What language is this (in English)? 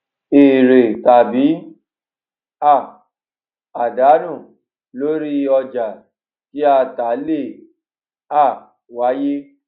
Yoruba